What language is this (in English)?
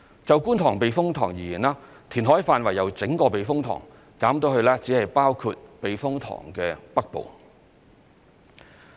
Cantonese